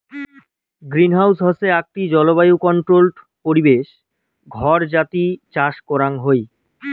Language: Bangla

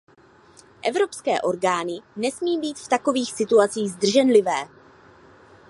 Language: Czech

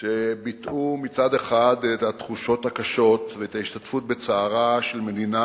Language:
Hebrew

